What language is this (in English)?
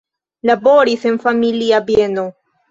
Esperanto